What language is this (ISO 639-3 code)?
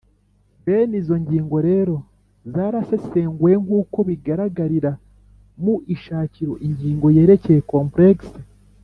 kin